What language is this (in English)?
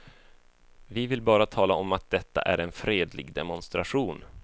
Swedish